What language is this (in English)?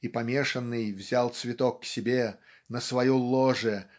Russian